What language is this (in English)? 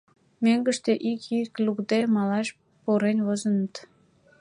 Mari